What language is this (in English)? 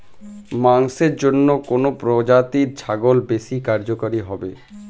Bangla